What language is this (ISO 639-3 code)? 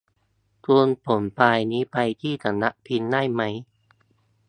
tha